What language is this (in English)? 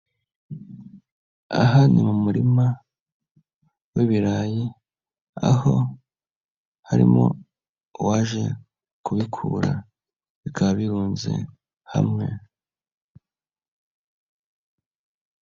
Kinyarwanda